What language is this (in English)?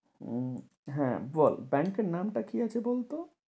Bangla